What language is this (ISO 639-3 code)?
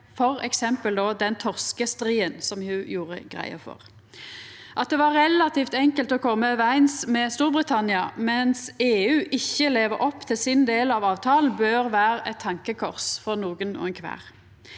nor